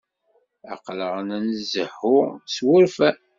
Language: Kabyle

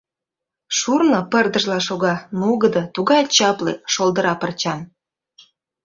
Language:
Mari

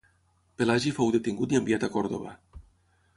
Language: Catalan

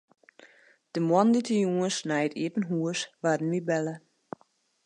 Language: Western Frisian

